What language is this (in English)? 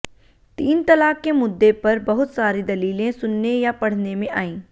Hindi